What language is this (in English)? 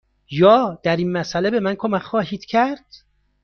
Persian